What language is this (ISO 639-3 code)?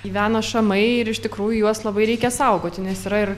lit